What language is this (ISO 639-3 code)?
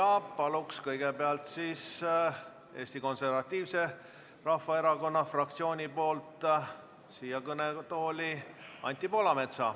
est